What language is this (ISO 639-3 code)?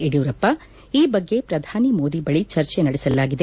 kan